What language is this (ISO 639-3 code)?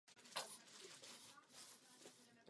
ces